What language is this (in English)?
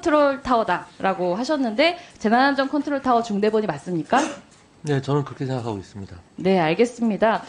Korean